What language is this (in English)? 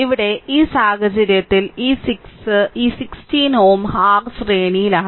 Malayalam